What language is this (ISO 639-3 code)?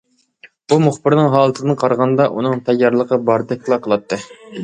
uig